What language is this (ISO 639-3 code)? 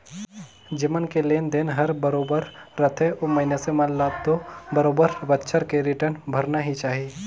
hne